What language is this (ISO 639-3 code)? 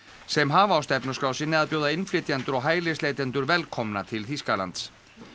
isl